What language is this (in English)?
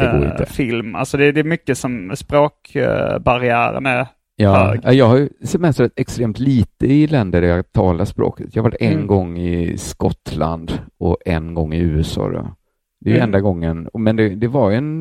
Swedish